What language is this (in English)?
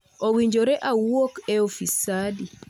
Luo (Kenya and Tanzania)